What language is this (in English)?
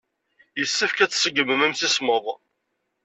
Kabyle